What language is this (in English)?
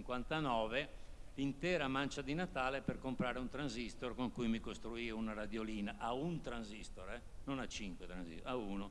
Italian